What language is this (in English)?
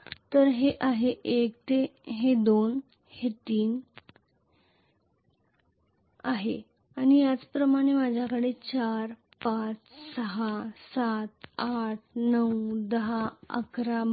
Marathi